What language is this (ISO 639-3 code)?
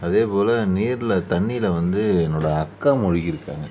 tam